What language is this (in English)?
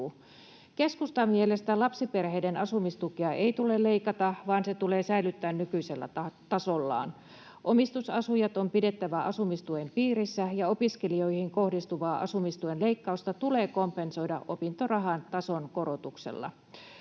Finnish